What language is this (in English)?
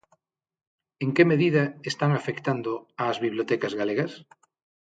Galician